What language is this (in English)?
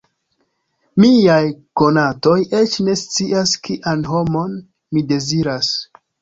Esperanto